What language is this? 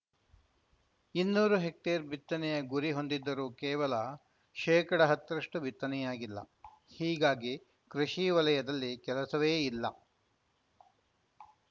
Kannada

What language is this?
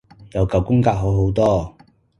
Cantonese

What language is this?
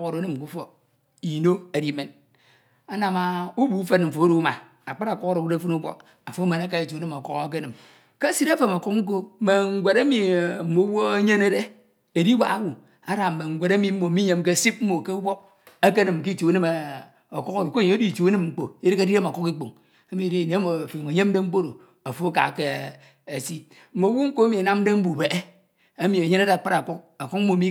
Ito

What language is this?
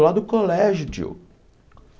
Portuguese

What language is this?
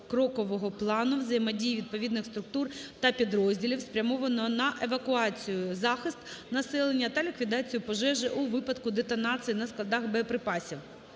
Ukrainian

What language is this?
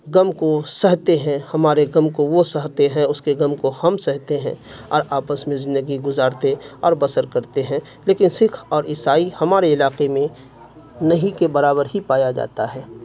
Urdu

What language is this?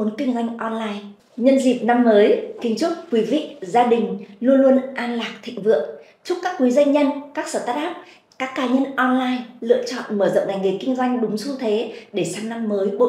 Vietnamese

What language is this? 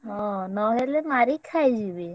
Odia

